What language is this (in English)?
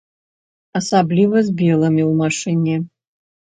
Belarusian